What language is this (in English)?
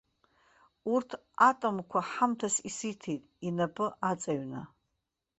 Abkhazian